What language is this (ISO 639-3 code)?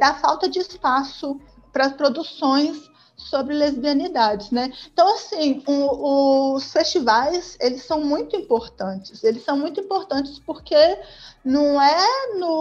por